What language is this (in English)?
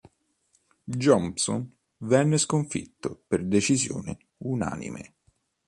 Italian